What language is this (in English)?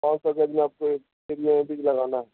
Urdu